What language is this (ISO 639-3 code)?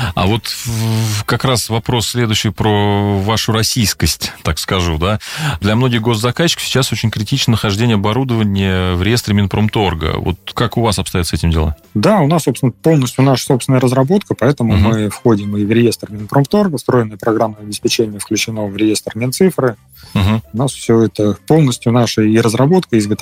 rus